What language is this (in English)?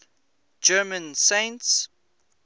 English